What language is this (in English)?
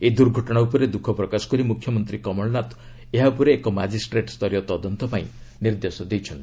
Odia